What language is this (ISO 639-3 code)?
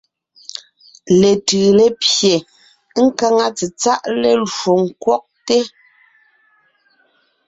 nnh